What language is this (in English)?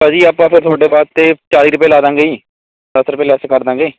Punjabi